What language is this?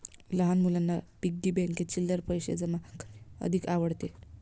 Marathi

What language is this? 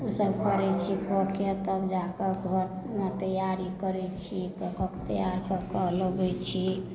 Maithili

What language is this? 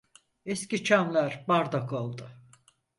Turkish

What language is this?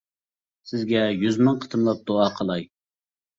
Uyghur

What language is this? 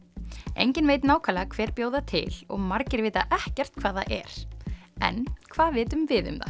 Icelandic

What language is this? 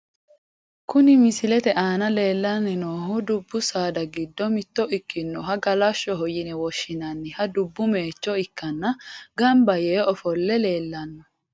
Sidamo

